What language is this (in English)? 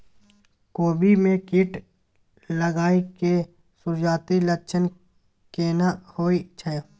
Maithili